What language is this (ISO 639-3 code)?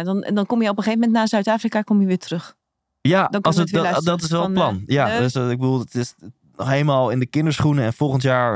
nld